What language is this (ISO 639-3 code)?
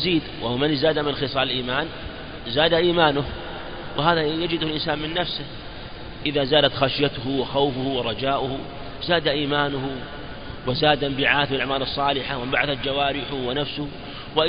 ara